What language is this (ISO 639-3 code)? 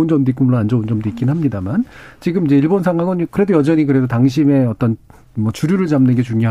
kor